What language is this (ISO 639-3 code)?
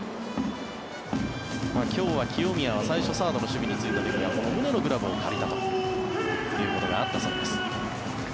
jpn